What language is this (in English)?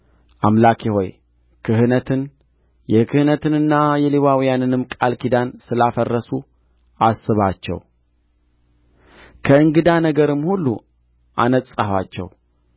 Amharic